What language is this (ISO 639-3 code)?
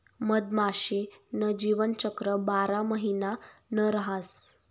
mar